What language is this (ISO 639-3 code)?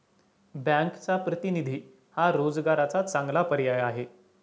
mar